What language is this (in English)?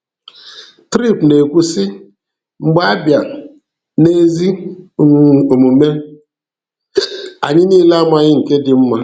Igbo